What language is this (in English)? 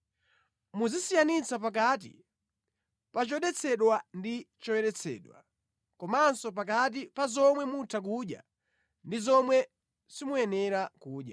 Nyanja